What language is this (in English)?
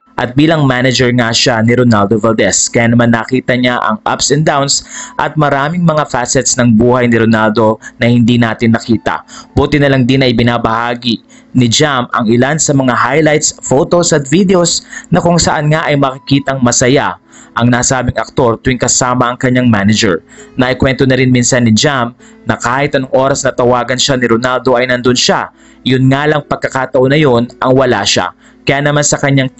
Filipino